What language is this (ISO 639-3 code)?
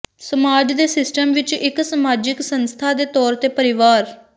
pan